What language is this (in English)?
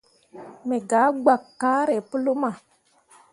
Mundang